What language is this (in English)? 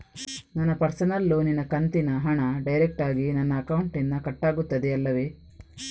Kannada